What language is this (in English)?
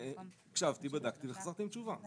Hebrew